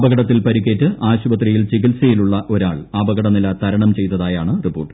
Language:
Malayalam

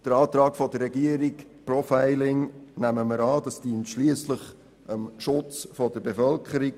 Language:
Swiss German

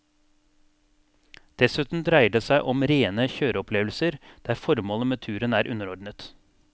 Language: Norwegian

